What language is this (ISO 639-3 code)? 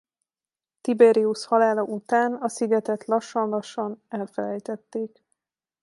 hun